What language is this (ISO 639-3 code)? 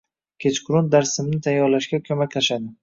uzb